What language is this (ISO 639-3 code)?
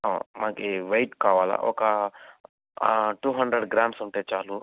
tel